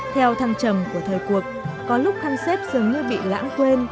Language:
Vietnamese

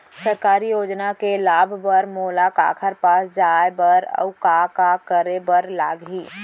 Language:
Chhattisgarhi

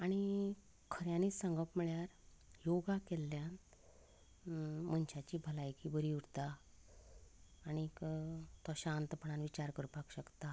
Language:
Konkani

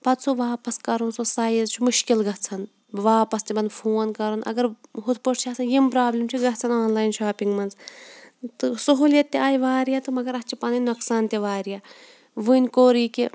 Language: Kashmiri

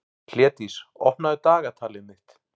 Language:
Icelandic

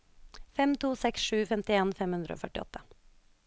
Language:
Norwegian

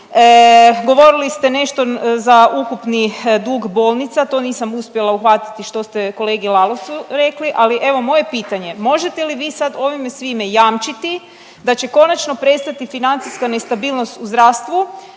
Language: Croatian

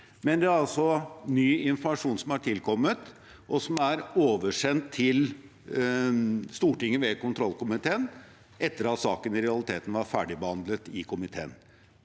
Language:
Norwegian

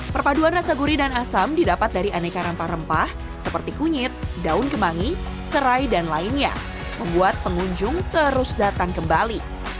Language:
Indonesian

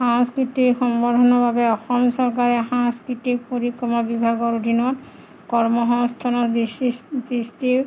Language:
Assamese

